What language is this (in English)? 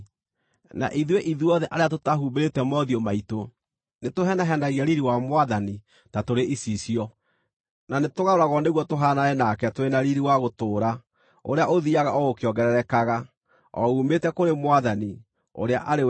Kikuyu